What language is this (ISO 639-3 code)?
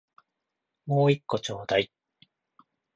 jpn